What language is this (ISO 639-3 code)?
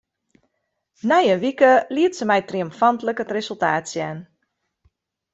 fry